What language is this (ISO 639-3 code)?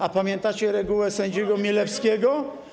pol